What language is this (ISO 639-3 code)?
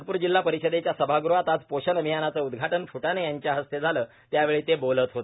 mar